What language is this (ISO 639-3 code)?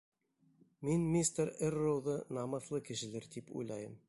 bak